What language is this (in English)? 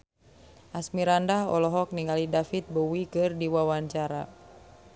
Sundanese